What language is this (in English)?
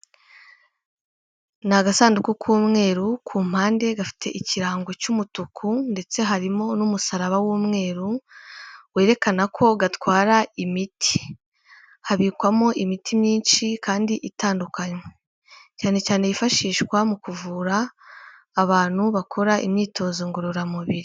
Kinyarwanda